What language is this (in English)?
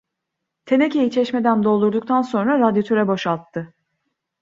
Turkish